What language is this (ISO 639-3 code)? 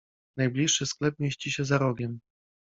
pol